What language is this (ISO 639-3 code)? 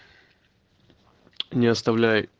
rus